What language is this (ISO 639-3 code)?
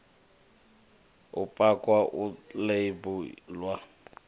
ven